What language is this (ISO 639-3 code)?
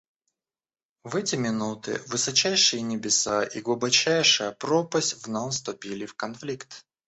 rus